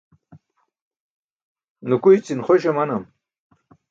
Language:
Burushaski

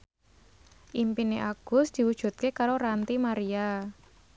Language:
Javanese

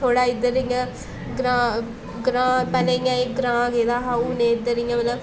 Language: Dogri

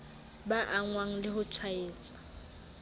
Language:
Southern Sotho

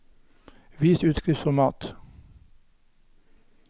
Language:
Norwegian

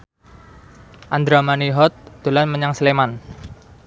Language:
Javanese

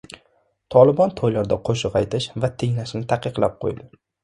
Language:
Uzbek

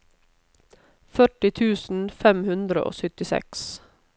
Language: Norwegian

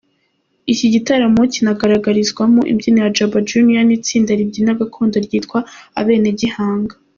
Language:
Kinyarwanda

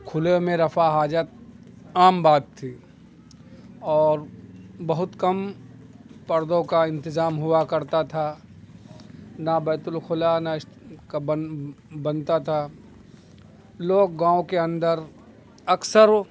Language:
Urdu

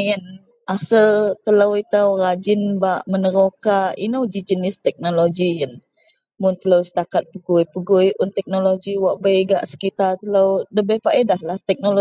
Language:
Central Melanau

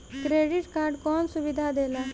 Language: Bhojpuri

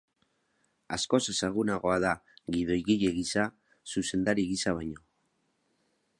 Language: Basque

